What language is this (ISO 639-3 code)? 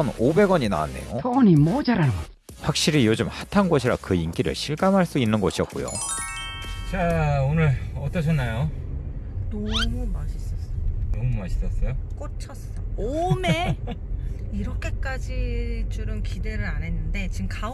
kor